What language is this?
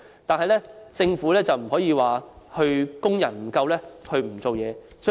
Cantonese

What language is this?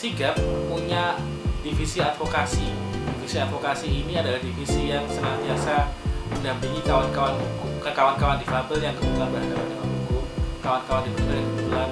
Indonesian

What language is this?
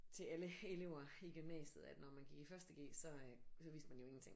Danish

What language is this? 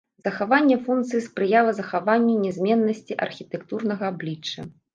Belarusian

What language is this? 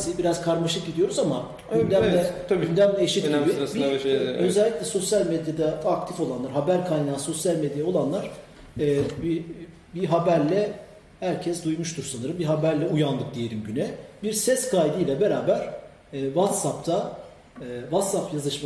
Turkish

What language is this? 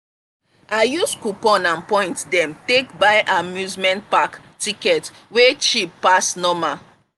Nigerian Pidgin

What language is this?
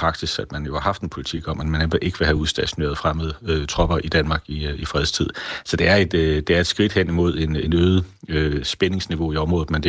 Danish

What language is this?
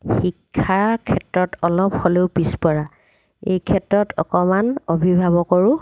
Assamese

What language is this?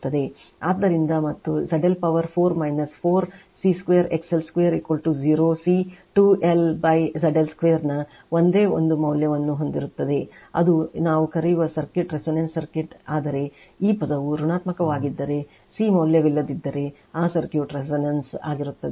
Kannada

